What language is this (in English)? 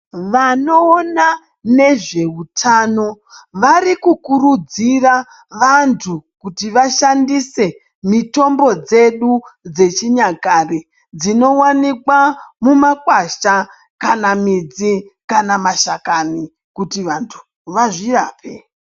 Ndau